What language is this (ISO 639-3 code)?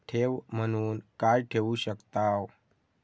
mar